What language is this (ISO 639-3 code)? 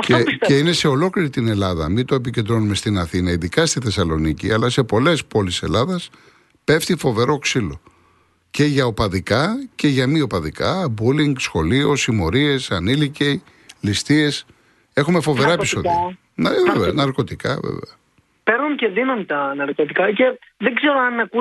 ell